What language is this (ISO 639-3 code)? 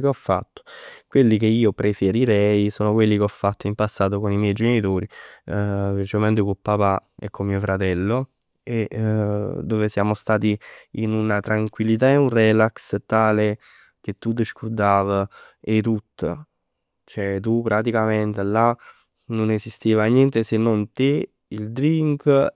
nap